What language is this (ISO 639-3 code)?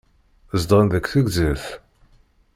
kab